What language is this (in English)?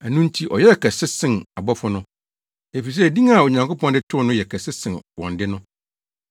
Akan